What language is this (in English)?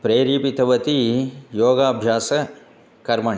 Sanskrit